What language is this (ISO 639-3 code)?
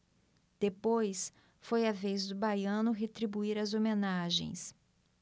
por